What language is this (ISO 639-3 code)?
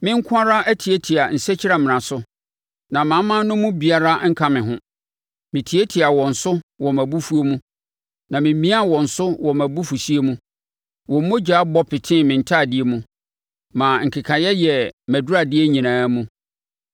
aka